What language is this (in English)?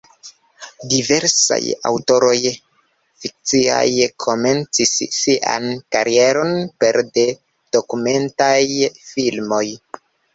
Esperanto